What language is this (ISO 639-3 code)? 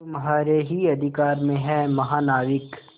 hin